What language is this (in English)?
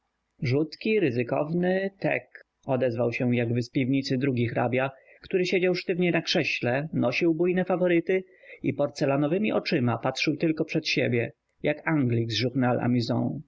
Polish